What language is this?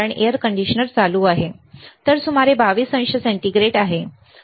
Marathi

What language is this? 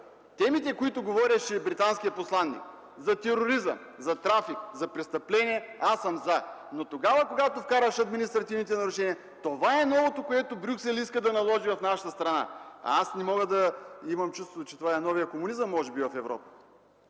Bulgarian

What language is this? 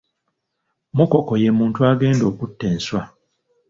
Ganda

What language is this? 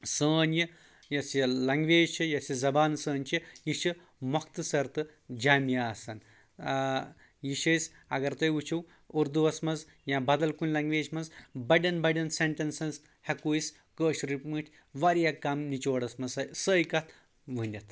Kashmiri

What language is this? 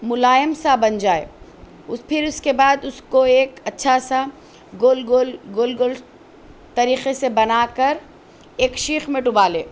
Urdu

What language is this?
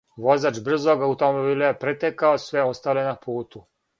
Serbian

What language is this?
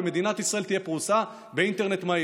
Hebrew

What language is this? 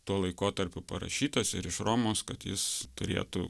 Lithuanian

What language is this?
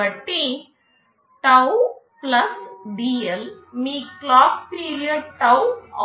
Telugu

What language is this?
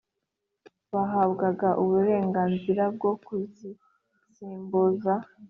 Kinyarwanda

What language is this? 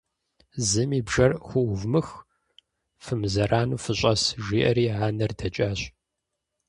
Kabardian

